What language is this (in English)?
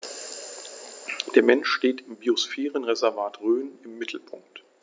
German